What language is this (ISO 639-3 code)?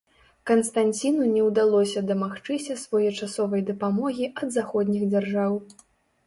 bel